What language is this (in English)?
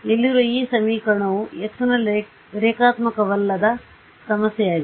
Kannada